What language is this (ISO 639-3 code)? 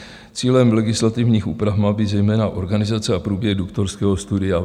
ces